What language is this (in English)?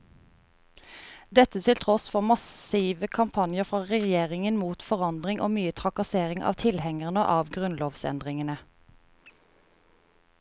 Norwegian